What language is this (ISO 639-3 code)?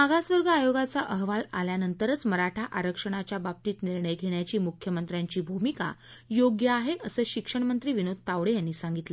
mar